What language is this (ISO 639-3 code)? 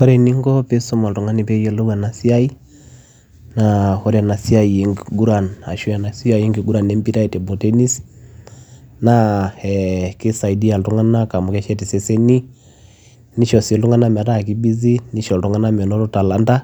mas